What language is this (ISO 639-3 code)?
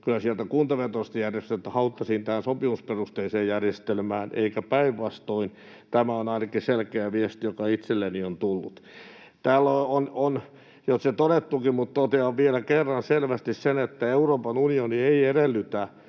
fin